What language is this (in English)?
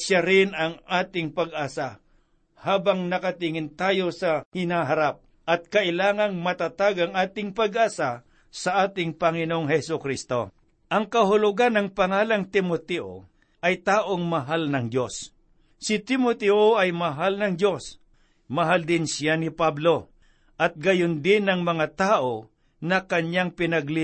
Filipino